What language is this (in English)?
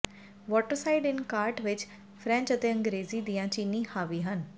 Punjabi